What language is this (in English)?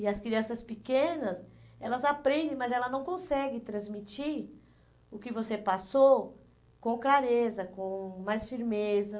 Portuguese